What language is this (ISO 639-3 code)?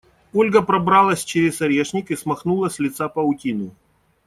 rus